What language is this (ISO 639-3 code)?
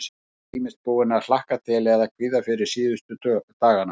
isl